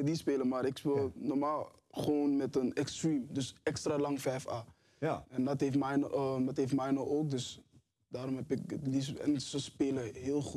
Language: Dutch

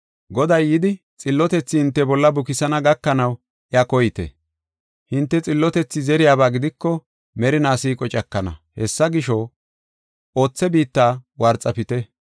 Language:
Gofa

